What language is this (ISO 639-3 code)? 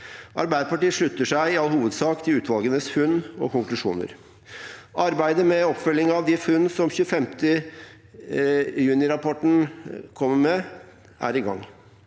nor